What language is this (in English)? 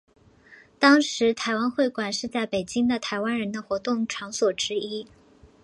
Chinese